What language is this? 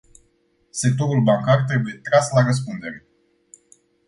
Romanian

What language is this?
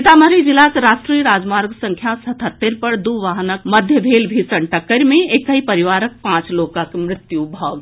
Maithili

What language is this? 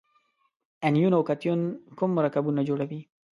Pashto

